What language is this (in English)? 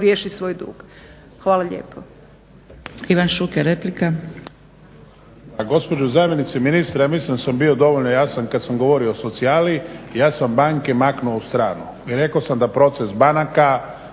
Croatian